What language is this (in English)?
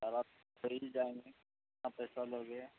Urdu